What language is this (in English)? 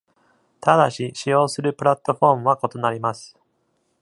Japanese